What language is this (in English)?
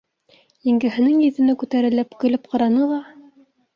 Bashkir